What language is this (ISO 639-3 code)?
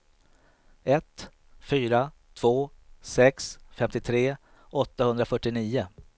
swe